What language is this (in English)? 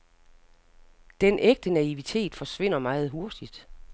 Danish